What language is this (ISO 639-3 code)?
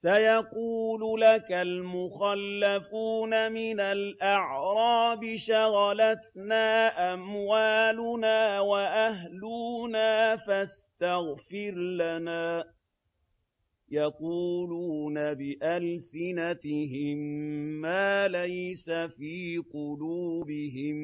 ara